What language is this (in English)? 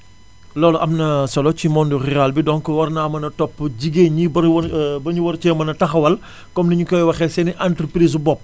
Wolof